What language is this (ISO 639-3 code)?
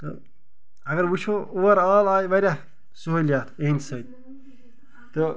kas